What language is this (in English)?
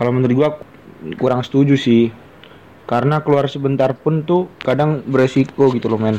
Indonesian